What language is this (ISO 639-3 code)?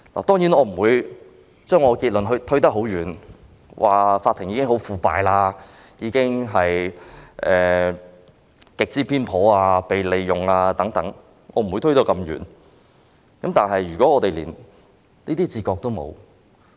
yue